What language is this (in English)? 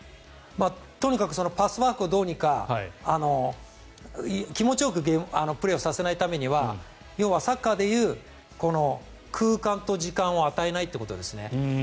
Japanese